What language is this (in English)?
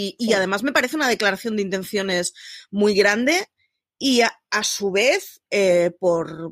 Spanish